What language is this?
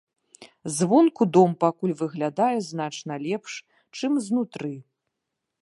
Belarusian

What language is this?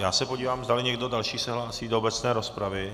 Czech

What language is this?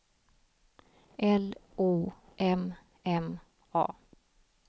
Swedish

